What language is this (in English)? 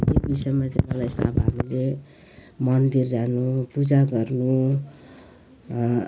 Nepali